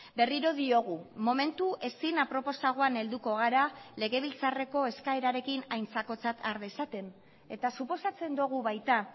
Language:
Basque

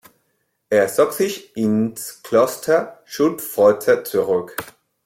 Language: German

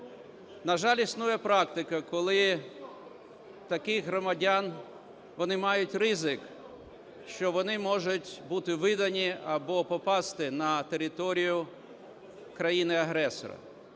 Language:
Ukrainian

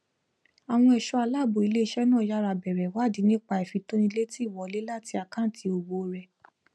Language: Yoruba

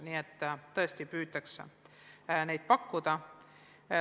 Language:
Estonian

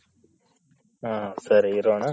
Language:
Kannada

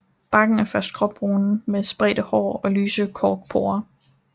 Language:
Danish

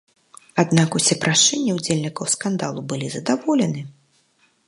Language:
Belarusian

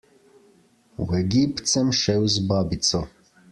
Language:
Slovenian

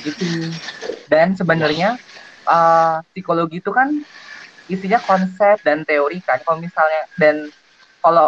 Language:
Indonesian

